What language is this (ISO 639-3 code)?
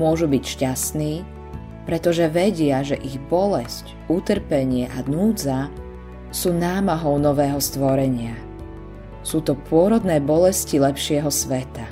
slk